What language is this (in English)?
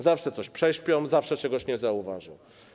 Polish